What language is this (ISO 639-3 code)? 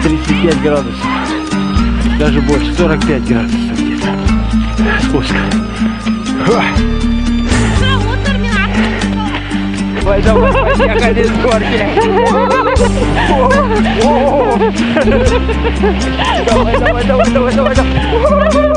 rus